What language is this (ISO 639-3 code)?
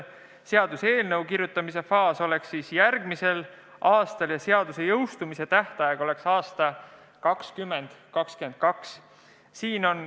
est